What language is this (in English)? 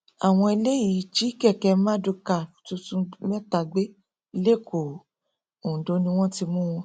Yoruba